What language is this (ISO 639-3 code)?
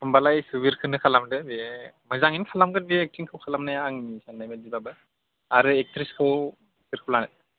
brx